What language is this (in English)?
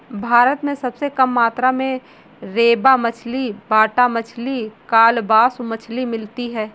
Hindi